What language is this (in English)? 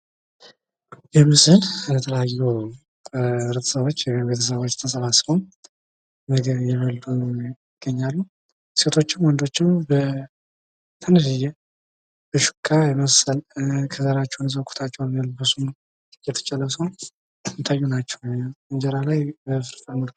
Amharic